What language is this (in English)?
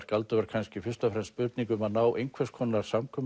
Icelandic